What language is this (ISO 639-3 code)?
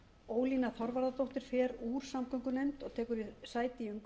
isl